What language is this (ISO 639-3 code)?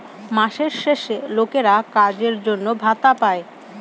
ben